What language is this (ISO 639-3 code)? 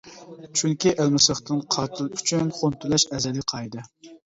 uig